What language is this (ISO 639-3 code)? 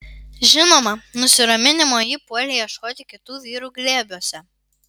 lit